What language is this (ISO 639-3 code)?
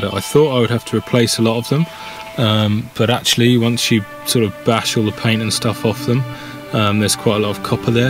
eng